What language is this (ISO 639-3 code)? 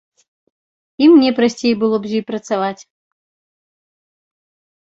bel